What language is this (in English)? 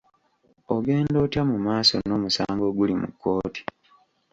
Ganda